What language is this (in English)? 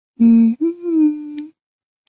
Chinese